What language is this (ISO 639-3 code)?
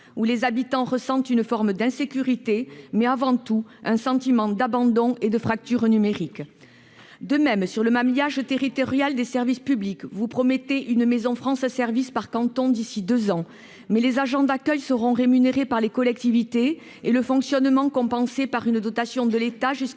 fra